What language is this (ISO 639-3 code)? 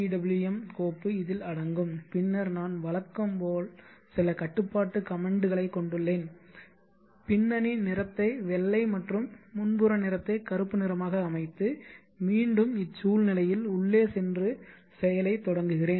tam